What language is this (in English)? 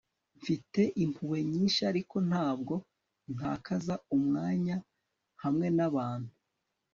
Kinyarwanda